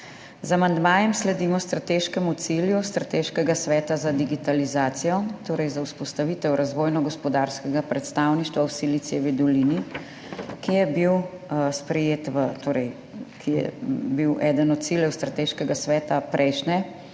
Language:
Slovenian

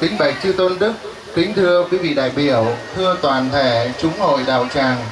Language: Vietnamese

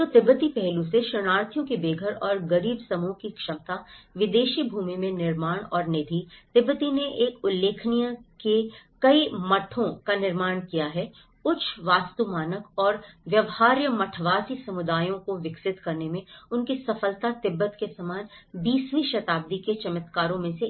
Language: Hindi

